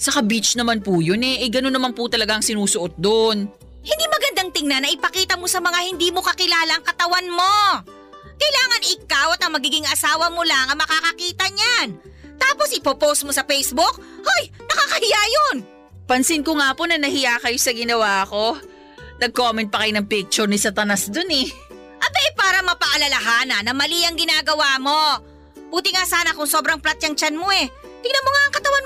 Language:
Filipino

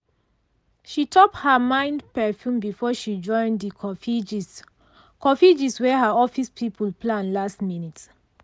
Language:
Nigerian Pidgin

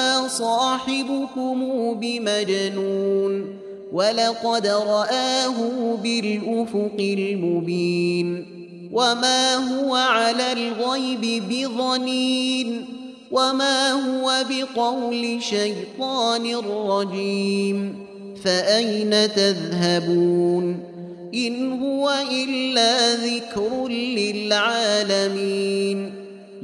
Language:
Arabic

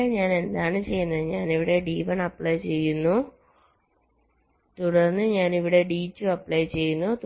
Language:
Malayalam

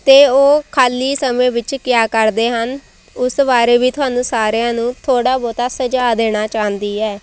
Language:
Punjabi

